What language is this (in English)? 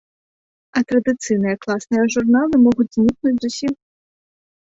Belarusian